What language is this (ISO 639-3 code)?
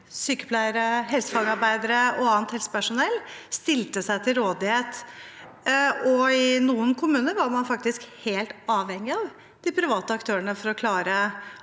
nor